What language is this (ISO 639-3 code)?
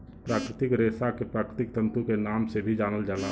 bho